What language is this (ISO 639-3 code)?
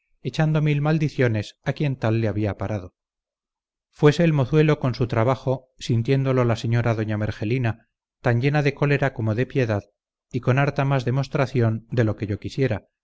spa